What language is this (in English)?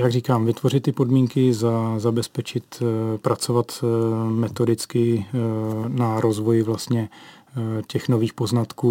Czech